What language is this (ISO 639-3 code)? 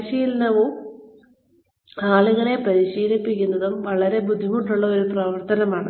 mal